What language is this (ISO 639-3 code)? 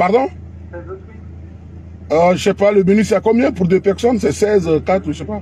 fra